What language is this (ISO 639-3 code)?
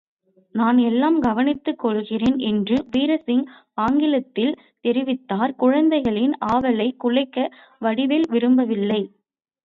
tam